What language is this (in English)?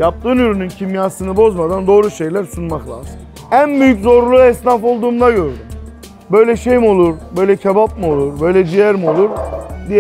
Turkish